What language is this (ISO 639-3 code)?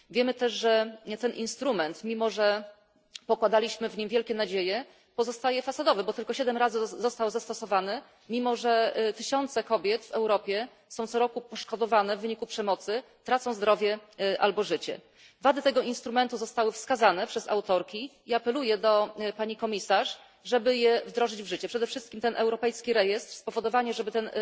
pol